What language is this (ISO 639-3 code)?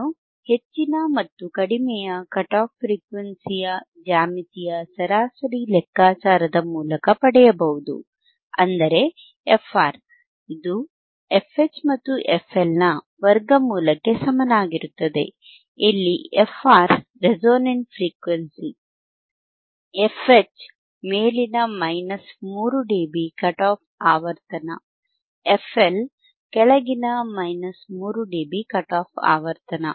kan